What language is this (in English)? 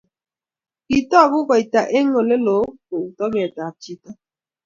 Kalenjin